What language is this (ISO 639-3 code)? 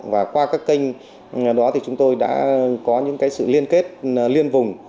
vie